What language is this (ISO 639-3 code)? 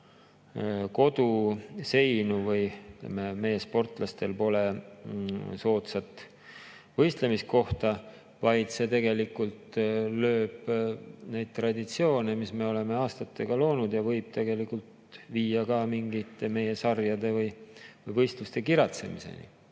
est